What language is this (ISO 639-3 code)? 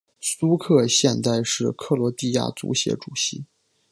zho